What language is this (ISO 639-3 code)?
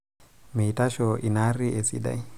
mas